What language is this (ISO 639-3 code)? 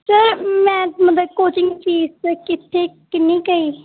pan